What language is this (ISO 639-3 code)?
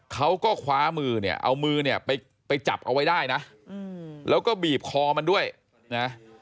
tha